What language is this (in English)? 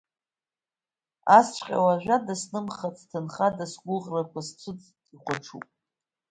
Abkhazian